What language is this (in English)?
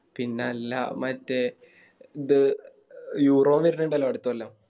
Malayalam